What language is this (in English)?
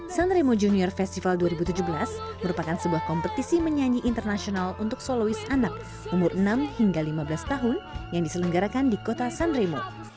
Indonesian